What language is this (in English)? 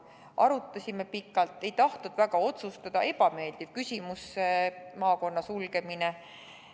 Estonian